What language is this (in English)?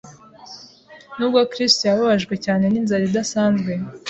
Kinyarwanda